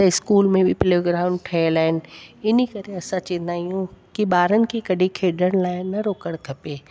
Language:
Sindhi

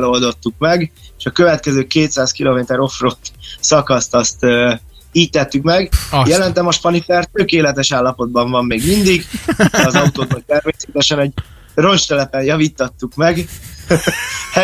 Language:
Hungarian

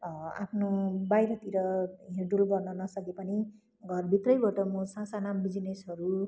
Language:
Nepali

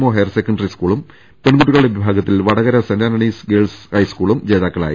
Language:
Malayalam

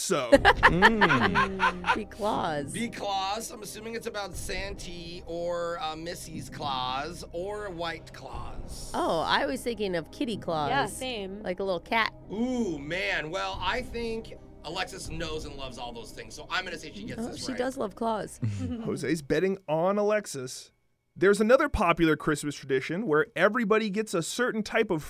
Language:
English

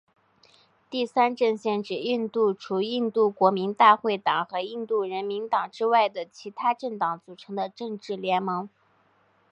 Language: Chinese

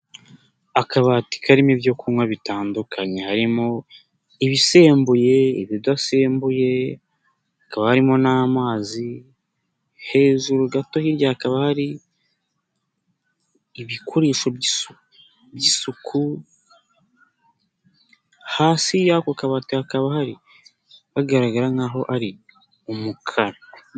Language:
Kinyarwanda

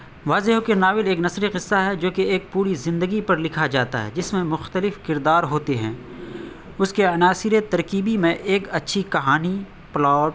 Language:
Urdu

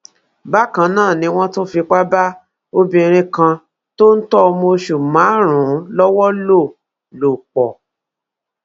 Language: Yoruba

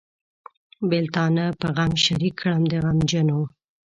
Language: Pashto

